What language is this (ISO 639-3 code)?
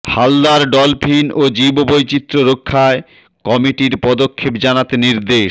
ben